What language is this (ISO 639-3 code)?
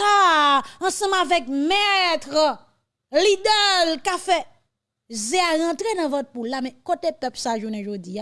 fra